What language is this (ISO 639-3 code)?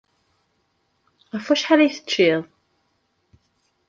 kab